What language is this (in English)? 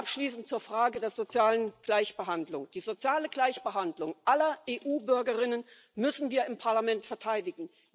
German